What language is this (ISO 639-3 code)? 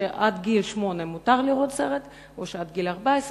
heb